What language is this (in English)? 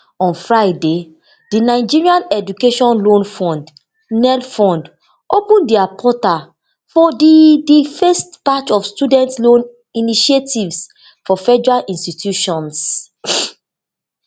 Nigerian Pidgin